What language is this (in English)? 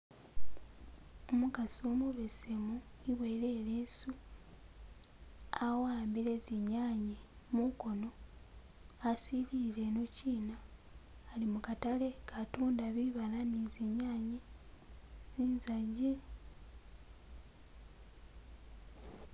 Masaaba